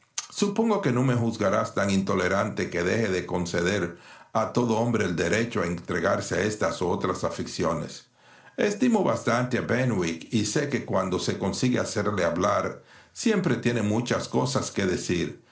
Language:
Spanish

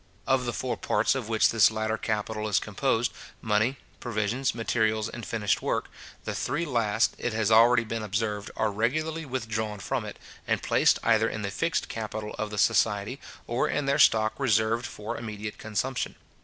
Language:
English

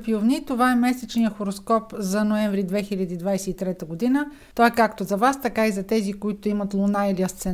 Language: Bulgarian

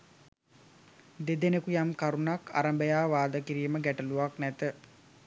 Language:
Sinhala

